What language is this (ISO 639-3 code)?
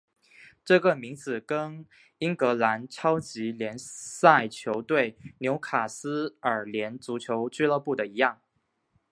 zho